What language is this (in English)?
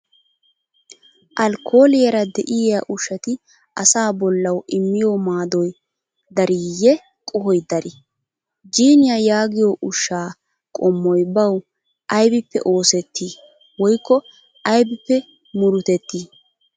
Wolaytta